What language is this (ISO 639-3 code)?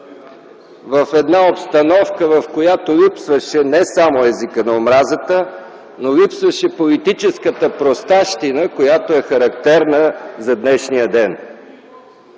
bul